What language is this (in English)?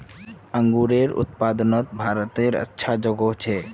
Magahi